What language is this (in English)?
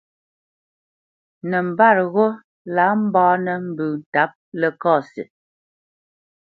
Bamenyam